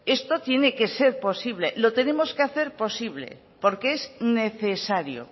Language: Spanish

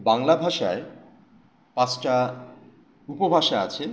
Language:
Bangla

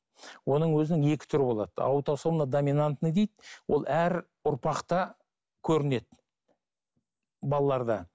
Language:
Kazakh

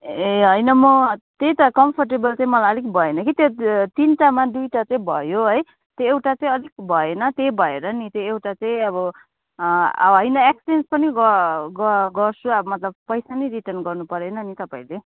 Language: Nepali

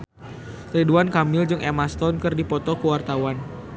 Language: Sundanese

